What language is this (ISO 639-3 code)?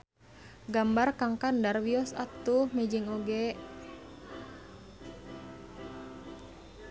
sun